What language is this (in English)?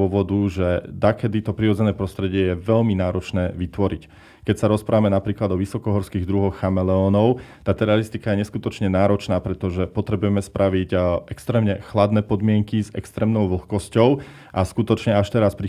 Slovak